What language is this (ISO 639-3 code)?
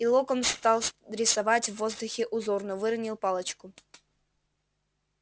rus